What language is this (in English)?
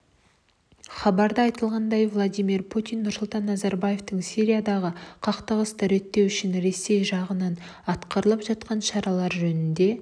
Kazakh